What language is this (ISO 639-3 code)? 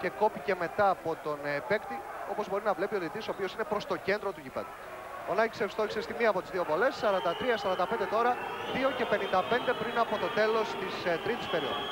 ell